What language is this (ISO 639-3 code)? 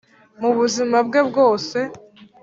kin